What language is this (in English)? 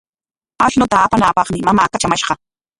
Corongo Ancash Quechua